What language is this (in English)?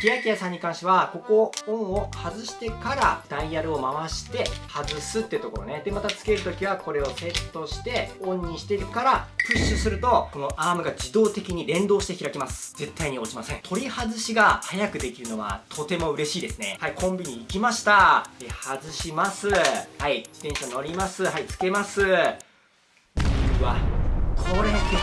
Japanese